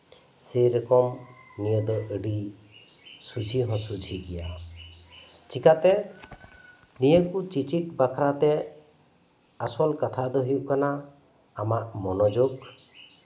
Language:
Santali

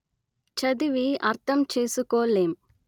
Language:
Telugu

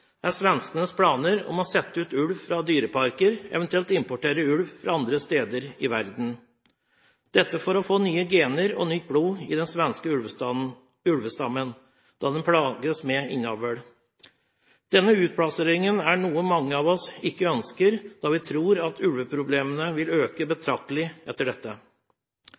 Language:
Norwegian Bokmål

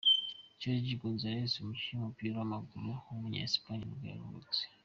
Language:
Kinyarwanda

